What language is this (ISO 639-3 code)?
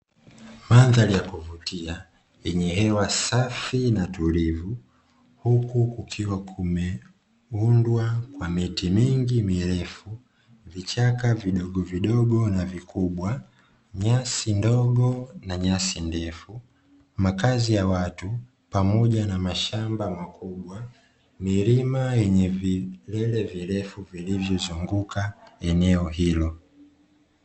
swa